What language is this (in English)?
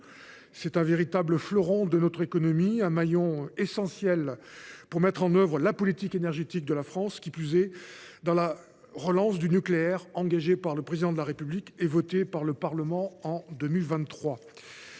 French